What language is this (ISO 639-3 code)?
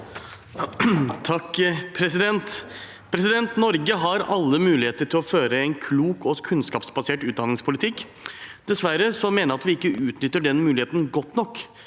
nor